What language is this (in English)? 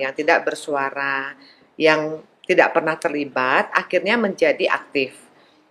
Indonesian